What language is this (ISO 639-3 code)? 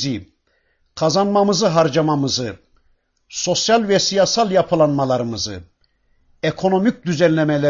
tur